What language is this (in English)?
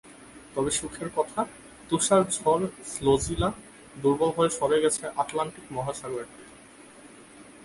Bangla